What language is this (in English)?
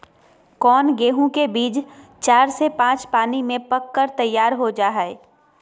Magahi